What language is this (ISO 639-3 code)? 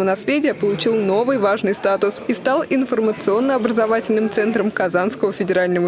rus